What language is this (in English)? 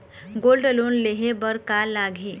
Chhattisgarhi